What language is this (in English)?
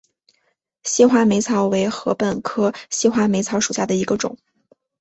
Chinese